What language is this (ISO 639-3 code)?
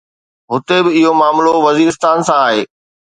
snd